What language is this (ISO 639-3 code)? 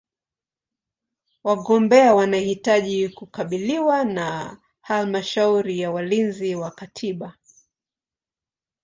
swa